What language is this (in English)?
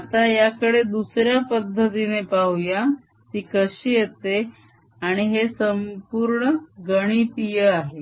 Marathi